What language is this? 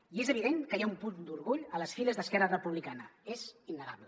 Catalan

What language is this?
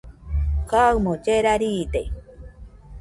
Nüpode Huitoto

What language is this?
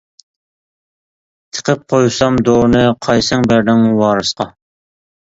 Uyghur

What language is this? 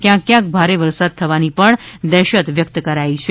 Gujarati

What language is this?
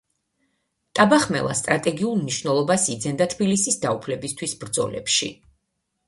Georgian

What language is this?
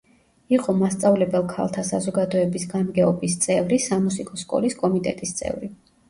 Georgian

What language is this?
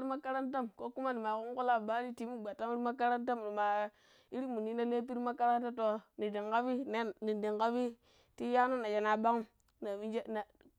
Pero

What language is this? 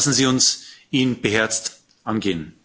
German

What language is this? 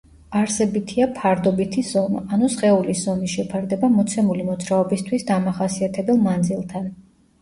Georgian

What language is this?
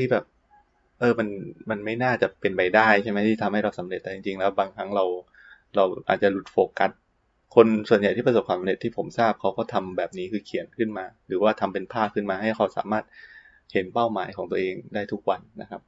Thai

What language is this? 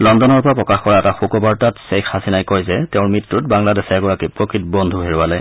Assamese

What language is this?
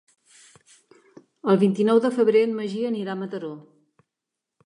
Catalan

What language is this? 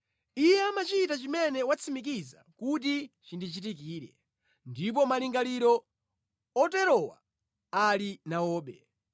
Nyanja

